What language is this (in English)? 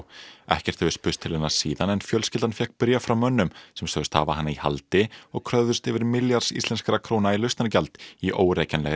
Icelandic